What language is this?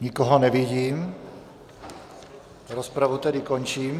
Czech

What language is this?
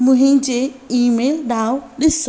Sindhi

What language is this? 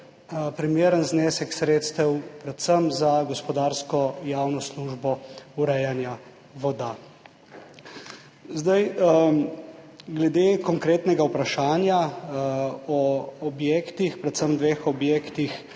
Slovenian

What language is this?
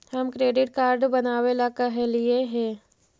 Magahi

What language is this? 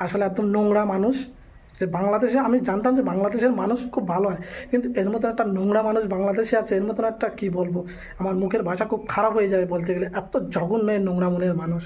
Bangla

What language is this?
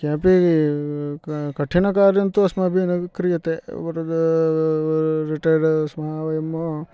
Sanskrit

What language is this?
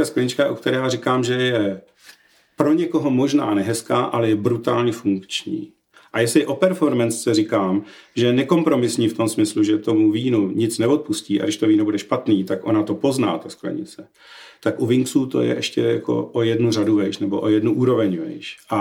Czech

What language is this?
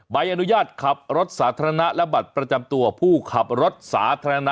Thai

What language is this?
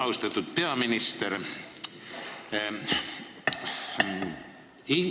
Estonian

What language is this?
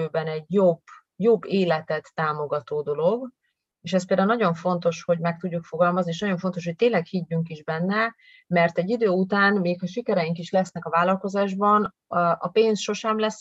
Hungarian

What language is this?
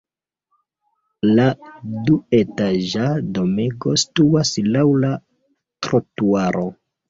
Esperanto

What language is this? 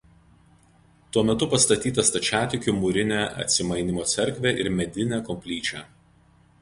Lithuanian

